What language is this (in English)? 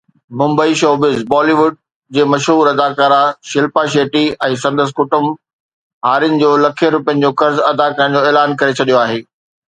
Sindhi